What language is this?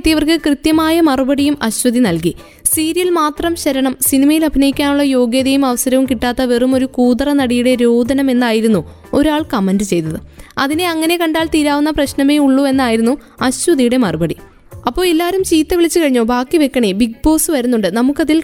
Malayalam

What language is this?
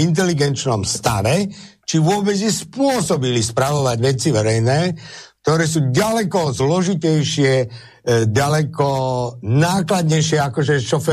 Slovak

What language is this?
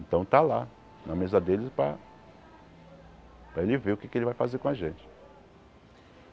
Portuguese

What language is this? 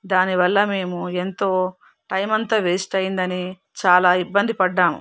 Telugu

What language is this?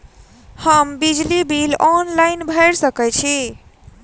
Maithili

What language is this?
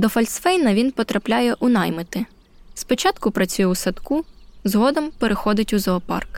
Ukrainian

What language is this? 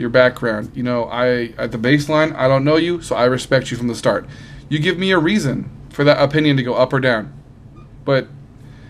English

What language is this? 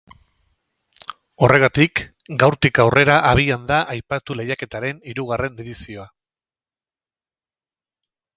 Basque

